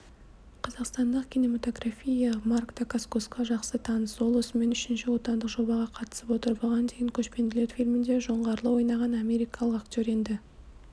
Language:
Kazakh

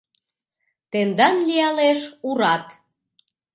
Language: Mari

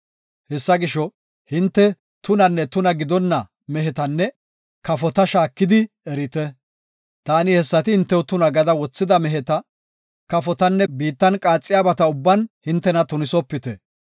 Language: Gofa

